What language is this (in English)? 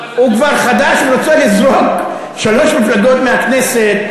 Hebrew